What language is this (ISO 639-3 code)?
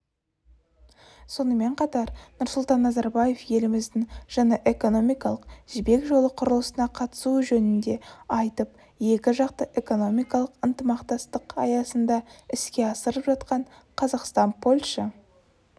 kaz